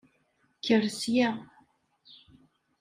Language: Kabyle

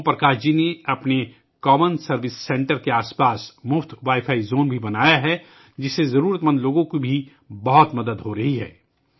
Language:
Urdu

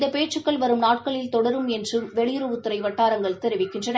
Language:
Tamil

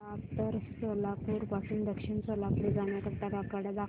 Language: Marathi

